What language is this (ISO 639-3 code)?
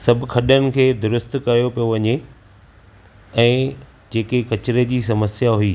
snd